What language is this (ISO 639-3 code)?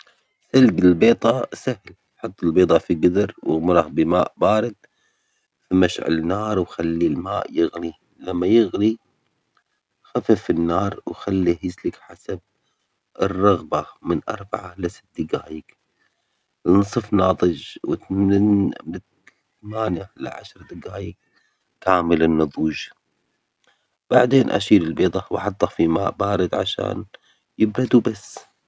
acx